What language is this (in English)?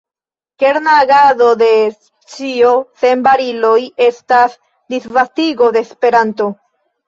Esperanto